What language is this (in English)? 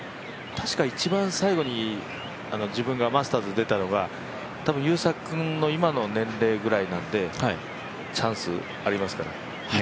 Japanese